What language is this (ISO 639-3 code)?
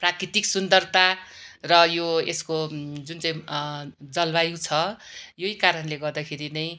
nep